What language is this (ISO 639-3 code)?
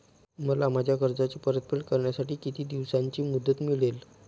mar